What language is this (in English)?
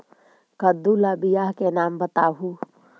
Magahi